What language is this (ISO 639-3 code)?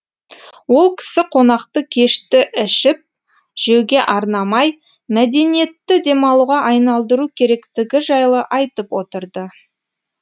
kaz